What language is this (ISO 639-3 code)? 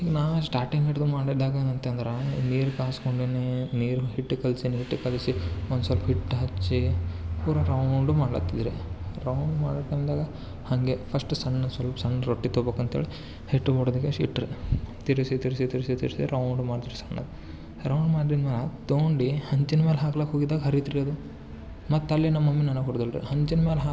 kan